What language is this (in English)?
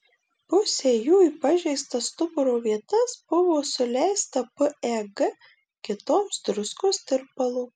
Lithuanian